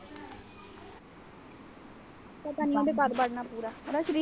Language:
Punjabi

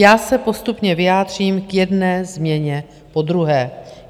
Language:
Czech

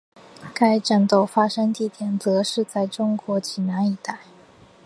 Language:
Chinese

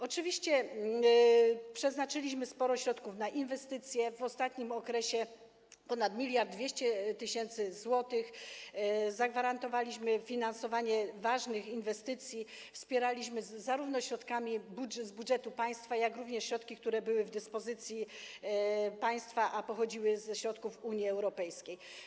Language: Polish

